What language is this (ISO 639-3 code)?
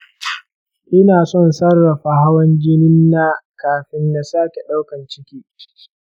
hau